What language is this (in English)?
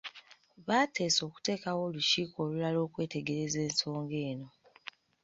Ganda